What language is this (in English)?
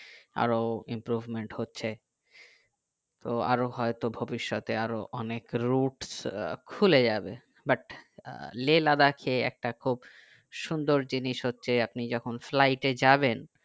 Bangla